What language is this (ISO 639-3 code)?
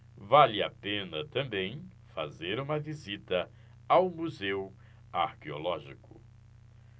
por